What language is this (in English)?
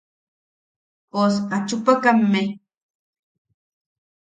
Yaqui